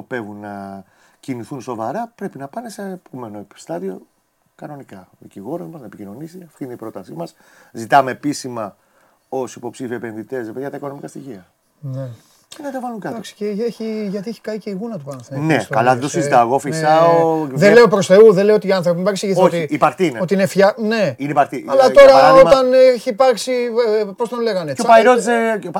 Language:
Greek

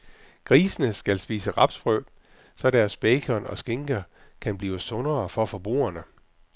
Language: Danish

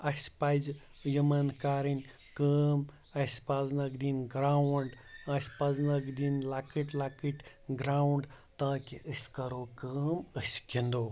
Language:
Kashmiri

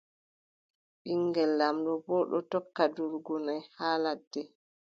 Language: Adamawa Fulfulde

